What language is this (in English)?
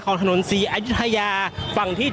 Thai